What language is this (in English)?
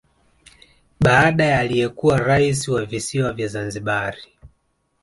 Swahili